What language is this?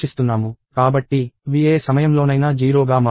Telugu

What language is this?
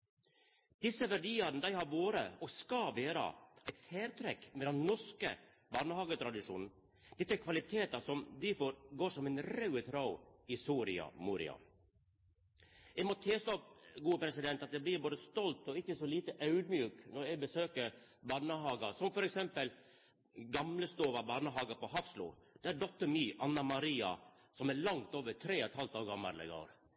Norwegian Nynorsk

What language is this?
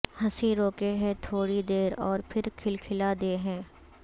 Urdu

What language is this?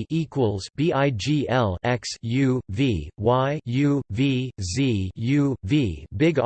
English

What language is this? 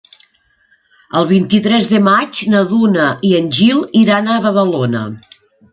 Catalan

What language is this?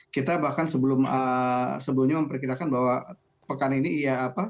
Indonesian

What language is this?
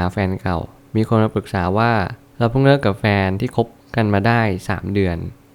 Thai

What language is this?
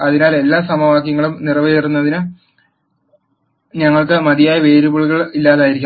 Malayalam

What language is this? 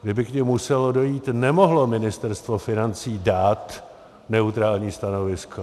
Czech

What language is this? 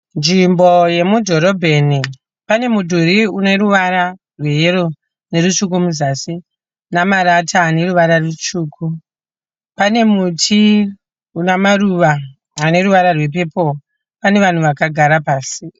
Shona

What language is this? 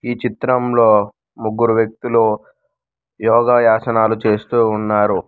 Telugu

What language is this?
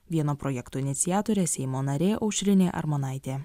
Lithuanian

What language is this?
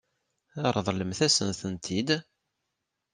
Kabyle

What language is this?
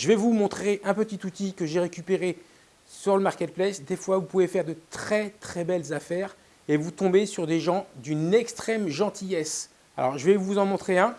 French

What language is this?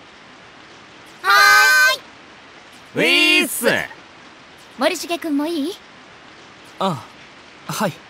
Japanese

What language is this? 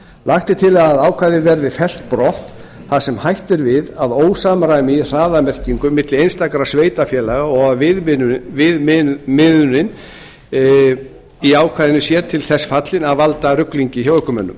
Icelandic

